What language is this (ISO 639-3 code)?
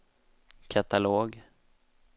swe